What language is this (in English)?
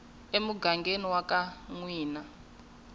Tsonga